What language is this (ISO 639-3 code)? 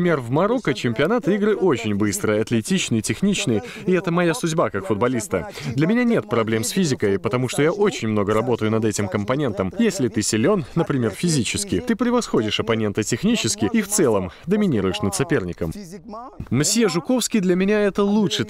rus